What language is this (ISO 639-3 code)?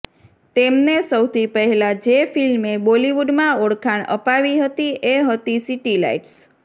guj